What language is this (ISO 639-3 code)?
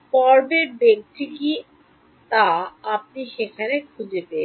ben